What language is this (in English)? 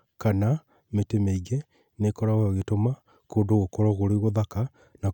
Kikuyu